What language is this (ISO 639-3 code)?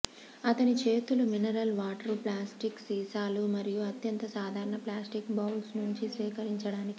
tel